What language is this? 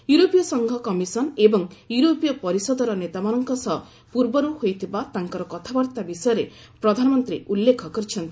Odia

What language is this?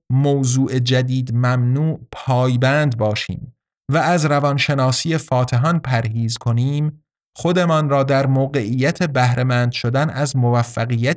Persian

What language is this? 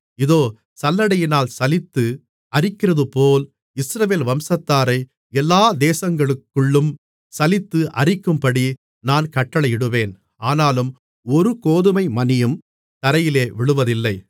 Tamil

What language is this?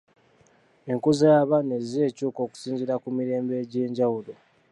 Ganda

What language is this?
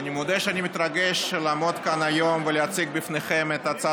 Hebrew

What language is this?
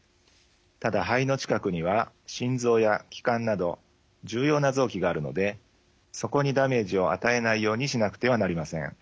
Japanese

